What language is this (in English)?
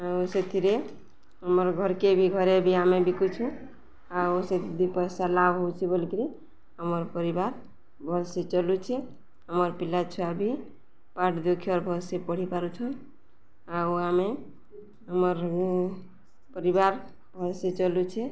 Odia